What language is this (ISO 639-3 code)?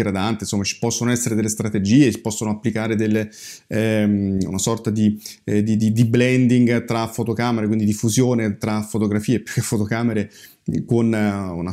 ita